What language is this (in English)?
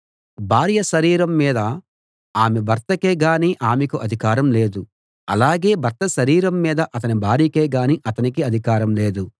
Telugu